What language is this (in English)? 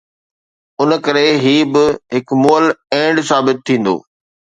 Sindhi